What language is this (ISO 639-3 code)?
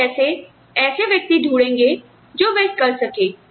hin